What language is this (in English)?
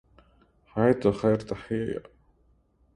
Arabic